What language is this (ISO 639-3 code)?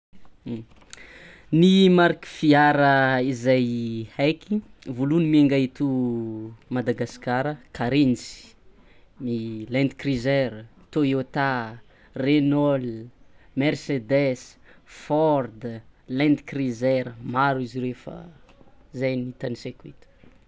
xmw